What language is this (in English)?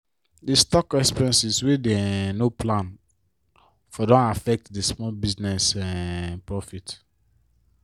Nigerian Pidgin